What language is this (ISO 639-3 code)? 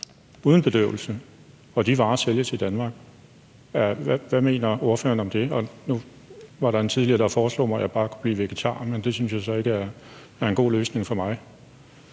dan